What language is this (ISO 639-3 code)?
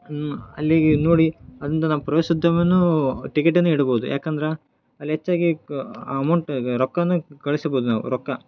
kan